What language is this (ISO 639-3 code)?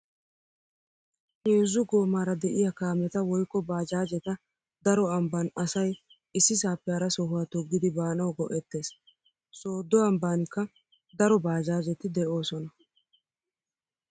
wal